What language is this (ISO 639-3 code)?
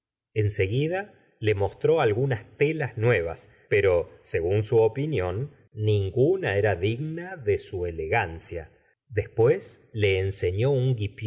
spa